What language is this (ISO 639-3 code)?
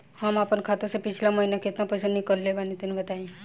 bho